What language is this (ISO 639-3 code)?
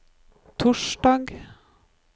nor